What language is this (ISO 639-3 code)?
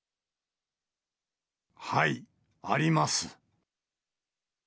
jpn